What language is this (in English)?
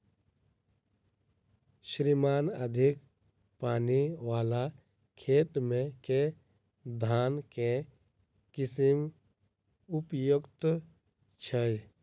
Maithili